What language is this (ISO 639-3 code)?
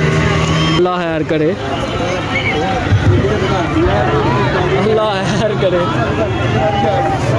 pan